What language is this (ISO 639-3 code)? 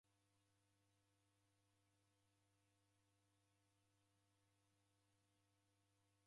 dav